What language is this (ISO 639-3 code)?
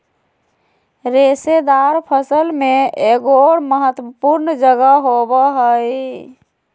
mag